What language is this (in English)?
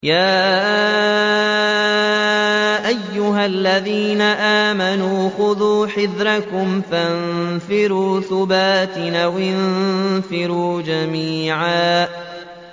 Arabic